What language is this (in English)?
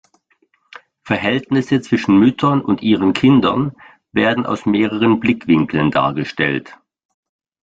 German